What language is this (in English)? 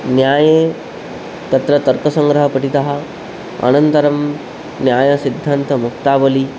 Sanskrit